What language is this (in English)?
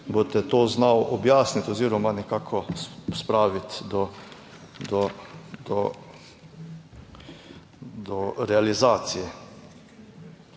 Slovenian